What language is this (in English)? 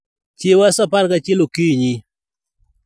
Luo (Kenya and Tanzania)